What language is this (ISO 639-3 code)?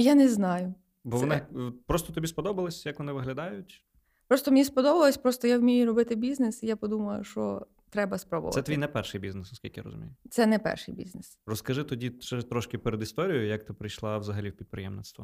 ukr